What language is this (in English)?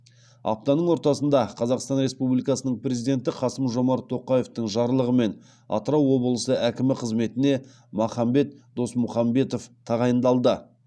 Kazakh